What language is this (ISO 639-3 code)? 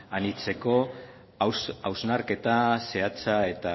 eus